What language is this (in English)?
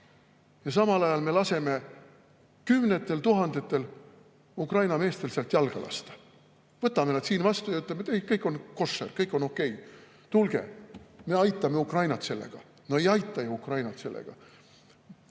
Estonian